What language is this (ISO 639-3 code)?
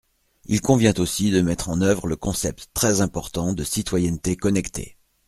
fra